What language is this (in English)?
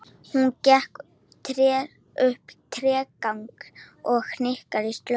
Icelandic